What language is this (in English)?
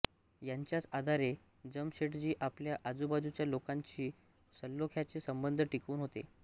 Marathi